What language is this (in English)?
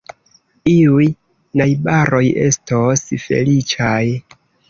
Esperanto